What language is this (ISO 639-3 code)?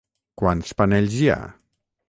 cat